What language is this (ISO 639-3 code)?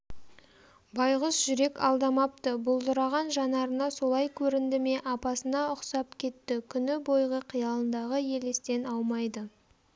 kaz